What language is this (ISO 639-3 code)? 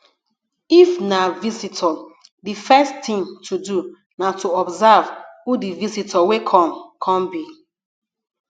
pcm